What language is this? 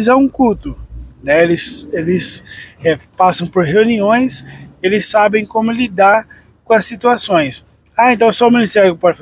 Portuguese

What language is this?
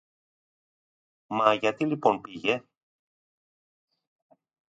Greek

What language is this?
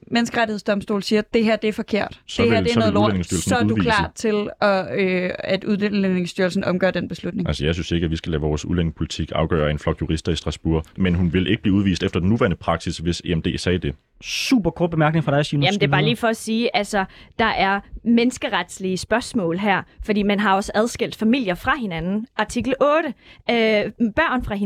Danish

